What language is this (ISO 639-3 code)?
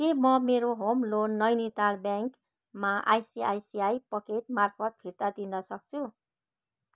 nep